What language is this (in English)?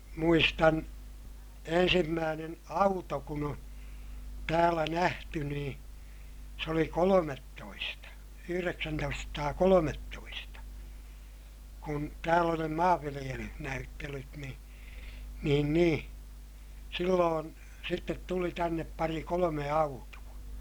Finnish